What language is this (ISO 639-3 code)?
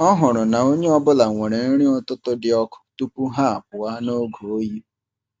ibo